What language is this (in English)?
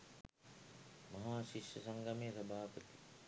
Sinhala